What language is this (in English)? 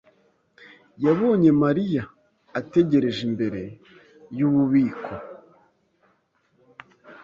Kinyarwanda